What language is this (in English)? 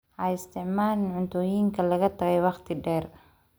Somali